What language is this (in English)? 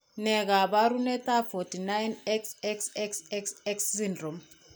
Kalenjin